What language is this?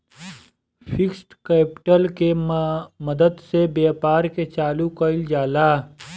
Bhojpuri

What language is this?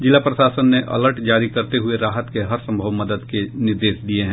Hindi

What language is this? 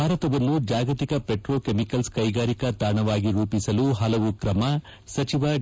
Kannada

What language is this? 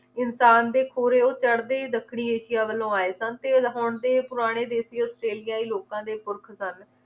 Punjabi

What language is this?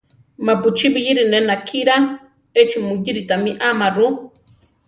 Central Tarahumara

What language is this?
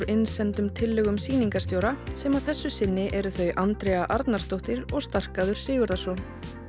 Icelandic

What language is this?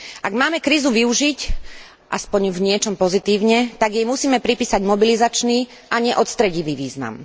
Slovak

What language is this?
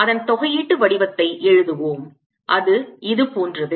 Tamil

